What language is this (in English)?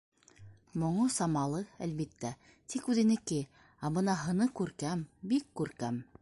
Bashkir